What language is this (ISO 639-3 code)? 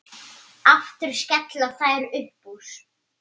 isl